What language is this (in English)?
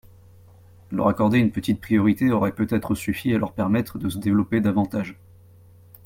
French